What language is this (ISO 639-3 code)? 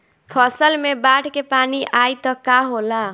bho